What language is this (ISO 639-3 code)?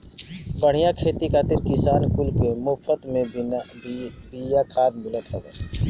bho